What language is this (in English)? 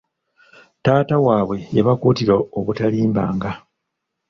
Ganda